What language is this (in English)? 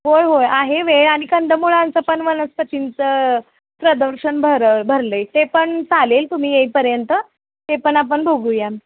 Marathi